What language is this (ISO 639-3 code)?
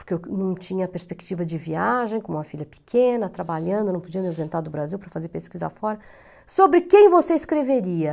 por